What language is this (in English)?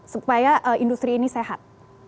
Indonesian